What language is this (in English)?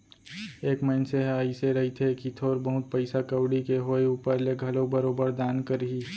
Chhattisgarhi